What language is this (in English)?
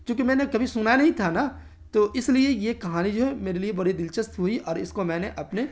Urdu